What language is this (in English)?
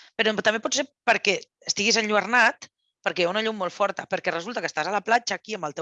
Catalan